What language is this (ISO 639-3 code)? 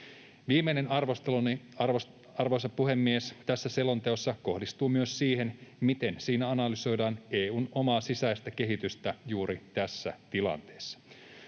fin